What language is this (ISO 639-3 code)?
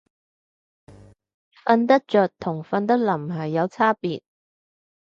yue